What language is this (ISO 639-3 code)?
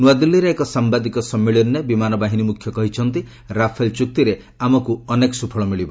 ori